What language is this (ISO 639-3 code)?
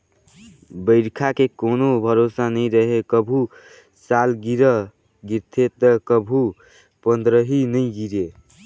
hne